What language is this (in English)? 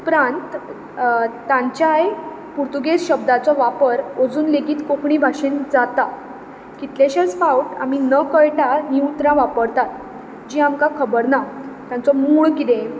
Konkani